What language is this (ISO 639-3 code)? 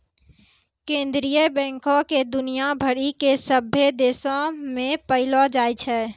mai